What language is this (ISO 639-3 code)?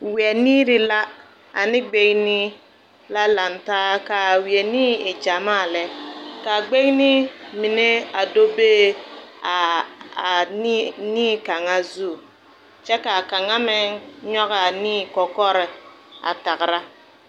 dga